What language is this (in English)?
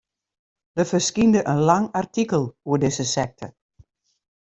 Western Frisian